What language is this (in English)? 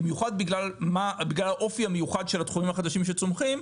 Hebrew